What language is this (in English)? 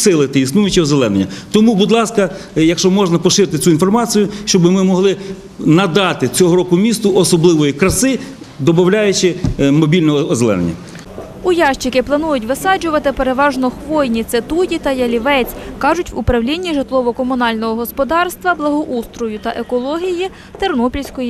Ukrainian